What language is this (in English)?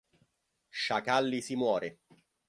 Italian